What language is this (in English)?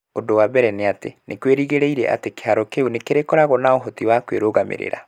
Kikuyu